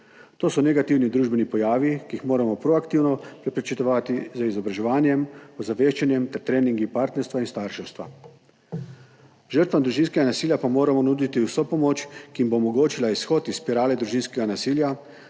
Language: Slovenian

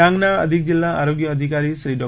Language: Gujarati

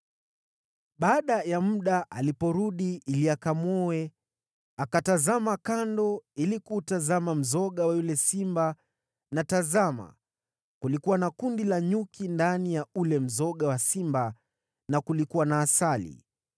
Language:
Swahili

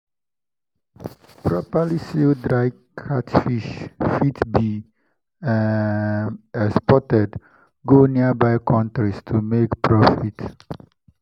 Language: Nigerian Pidgin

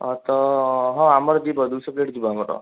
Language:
Odia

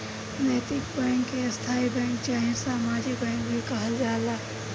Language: Bhojpuri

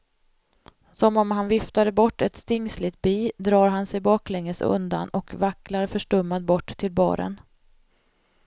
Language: Swedish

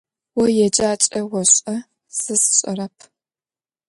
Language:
Adyghe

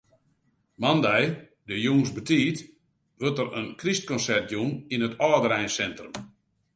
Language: Western Frisian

